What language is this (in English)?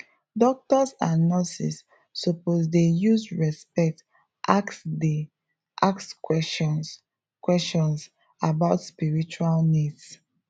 Nigerian Pidgin